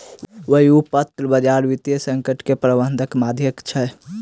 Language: Maithili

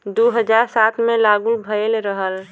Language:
Bhojpuri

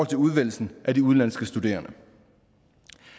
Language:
Danish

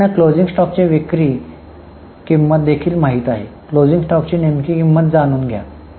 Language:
Marathi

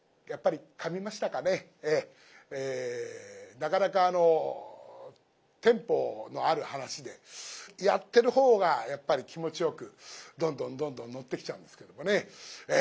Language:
Japanese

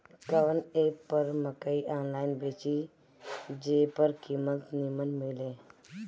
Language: Bhojpuri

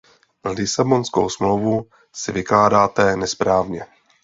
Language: Czech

